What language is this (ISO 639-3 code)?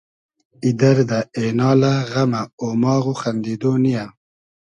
haz